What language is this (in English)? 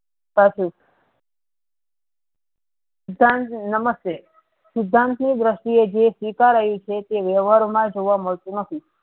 Gujarati